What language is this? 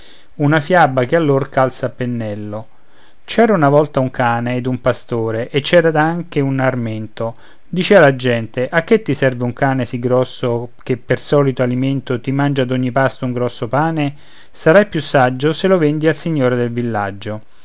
Italian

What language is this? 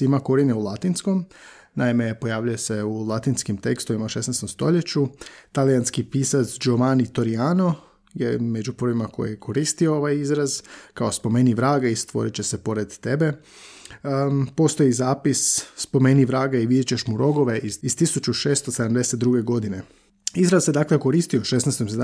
Croatian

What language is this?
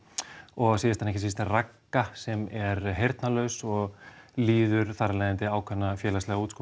Icelandic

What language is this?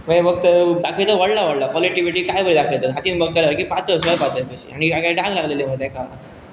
Konkani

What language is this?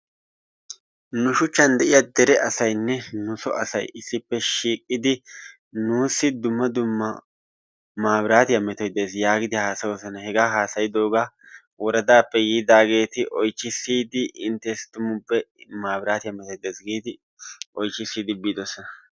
Wolaytta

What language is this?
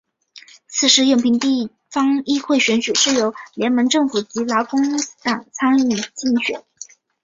Chinese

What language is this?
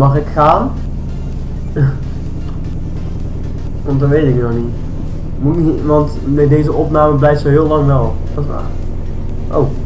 Dutch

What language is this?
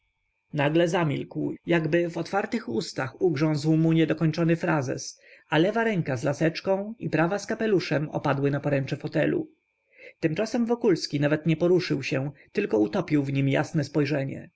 Polish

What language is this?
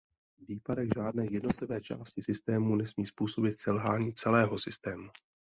Czech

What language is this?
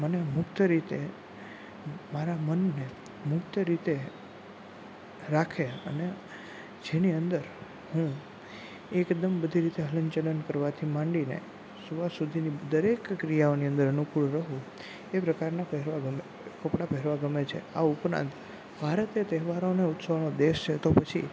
Gujarati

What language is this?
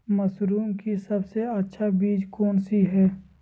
Magahi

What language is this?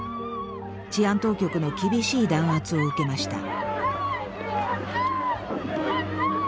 Japanese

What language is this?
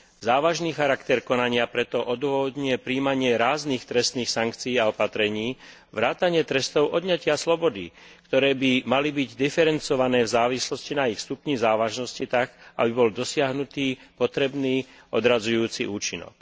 Slovak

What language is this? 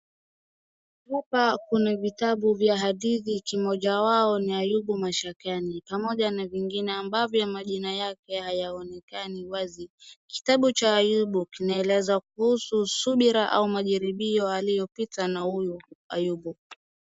Swahili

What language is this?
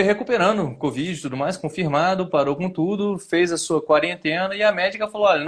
Portuguese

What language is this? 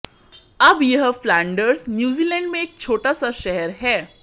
Hindi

